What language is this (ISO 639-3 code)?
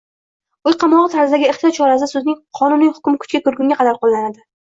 uzb